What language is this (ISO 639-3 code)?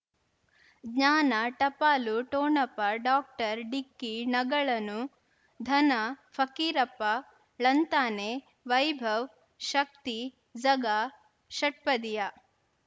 kan